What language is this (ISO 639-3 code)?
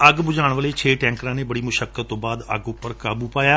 pan